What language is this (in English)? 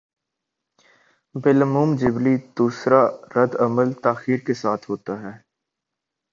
Urdu